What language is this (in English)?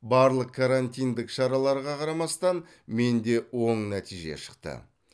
Kazakh